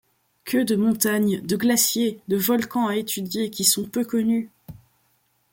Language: French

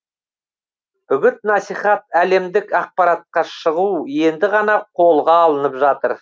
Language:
Kazakh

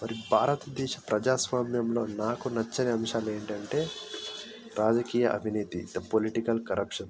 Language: Telugu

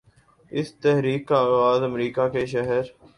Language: Urdu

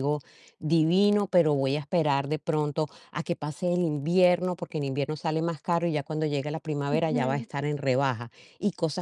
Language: Spanish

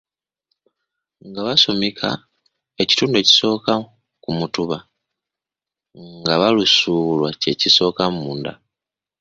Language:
Ganda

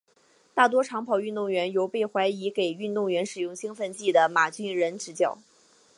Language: Chinese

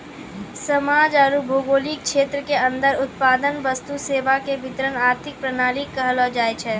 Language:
Maithili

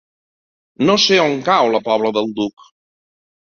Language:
Catalan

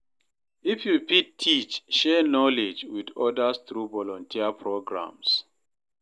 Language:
Nigerian Pidgin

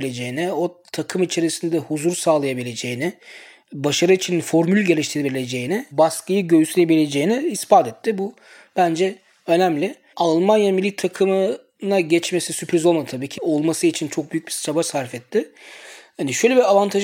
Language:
Turkish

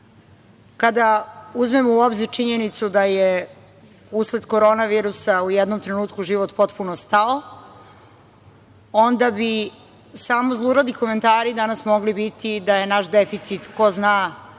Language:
Serbian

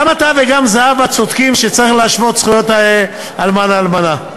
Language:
Hebrew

